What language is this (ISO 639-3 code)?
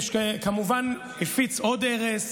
heb